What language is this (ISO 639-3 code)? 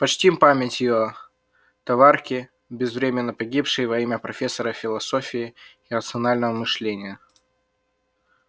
rus